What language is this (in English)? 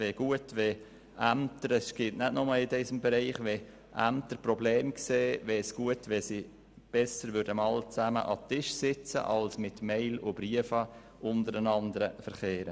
Swiss German